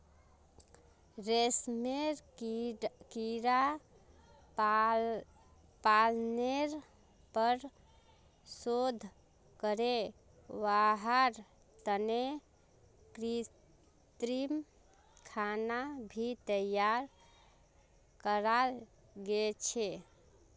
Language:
Magahi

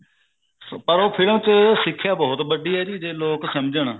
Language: Punjabi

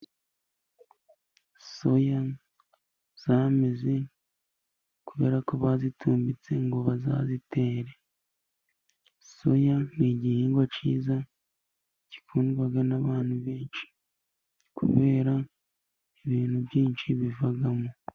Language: Kinyarwanda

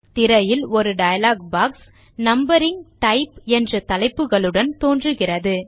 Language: Tamil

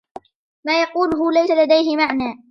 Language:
Arabic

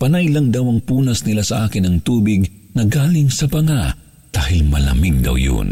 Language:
Filipino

